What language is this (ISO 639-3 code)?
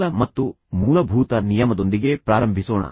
kan